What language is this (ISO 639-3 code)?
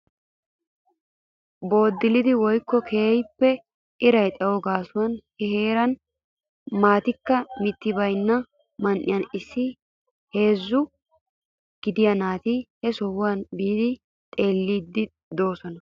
wal